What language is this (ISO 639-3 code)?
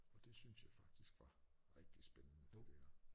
dan